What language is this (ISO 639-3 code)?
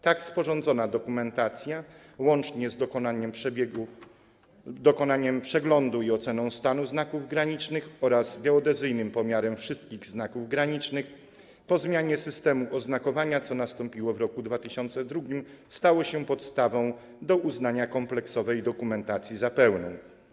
pol